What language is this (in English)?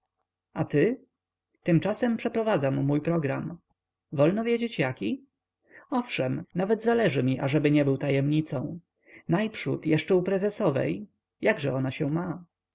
Polish